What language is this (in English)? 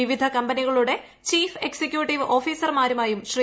Malayalam